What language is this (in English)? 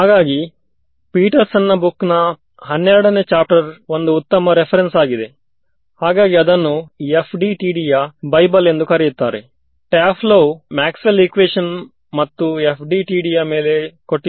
Kannada